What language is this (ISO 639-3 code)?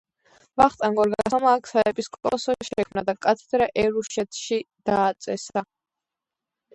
kat